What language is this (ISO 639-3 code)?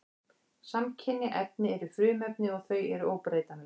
isl